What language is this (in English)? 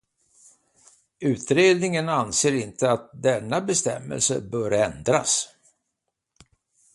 Swedish